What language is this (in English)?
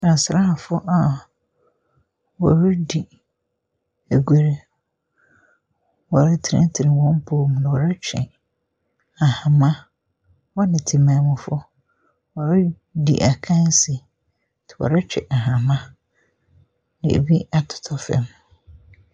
Akan